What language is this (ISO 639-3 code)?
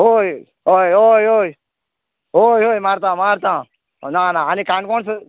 kok